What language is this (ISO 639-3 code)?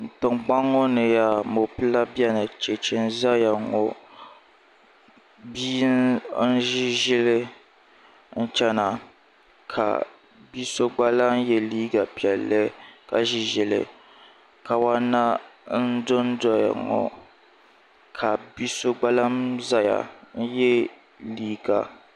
dag